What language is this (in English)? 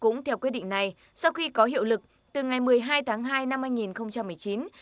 Vietnamese